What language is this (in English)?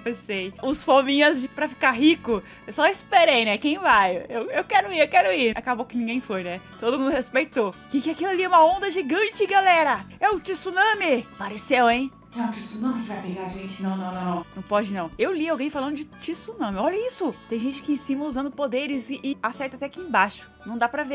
Portuguese